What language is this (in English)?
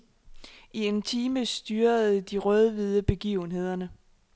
Danish